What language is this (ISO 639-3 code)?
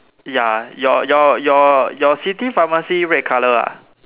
eng